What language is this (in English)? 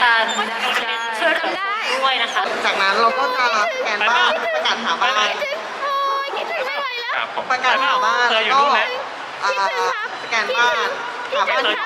Thai